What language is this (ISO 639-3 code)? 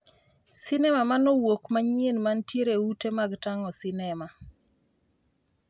luo